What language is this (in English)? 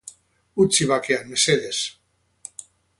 Basque